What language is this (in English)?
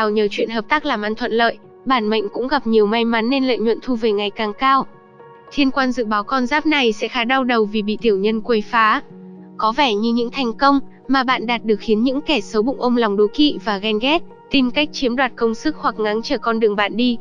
Vietnamese